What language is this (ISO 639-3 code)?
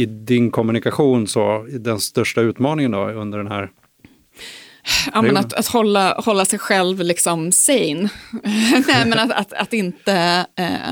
swe